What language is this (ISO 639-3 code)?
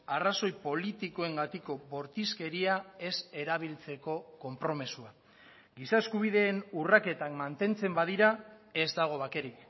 eus